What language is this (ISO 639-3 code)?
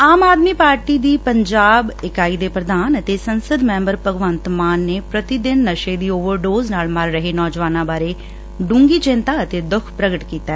pan